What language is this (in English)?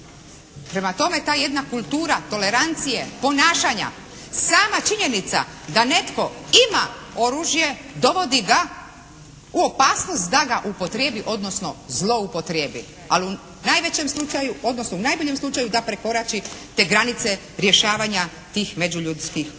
Croatian